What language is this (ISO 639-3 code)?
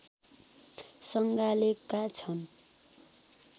nep